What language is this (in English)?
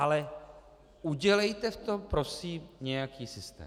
Czech